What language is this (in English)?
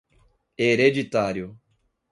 Portuguese